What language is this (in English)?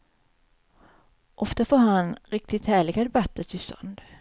Swedish